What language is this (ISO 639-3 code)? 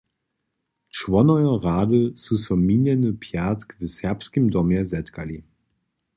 hsb